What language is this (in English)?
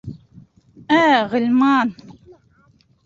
Bashkir